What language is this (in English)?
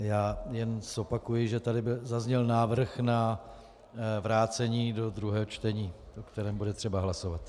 Czech